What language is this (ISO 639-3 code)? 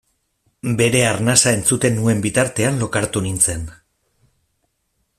eus